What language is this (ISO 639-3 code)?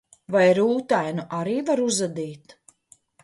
lav